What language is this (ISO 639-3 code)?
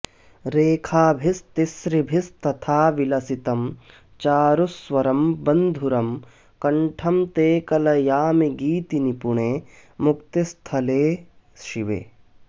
san